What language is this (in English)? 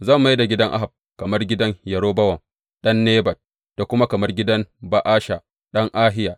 Hausa